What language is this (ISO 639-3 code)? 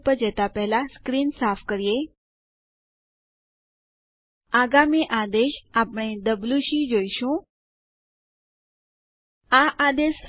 guj